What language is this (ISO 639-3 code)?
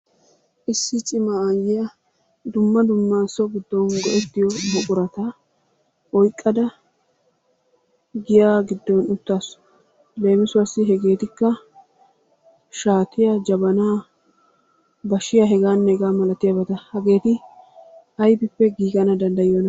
wal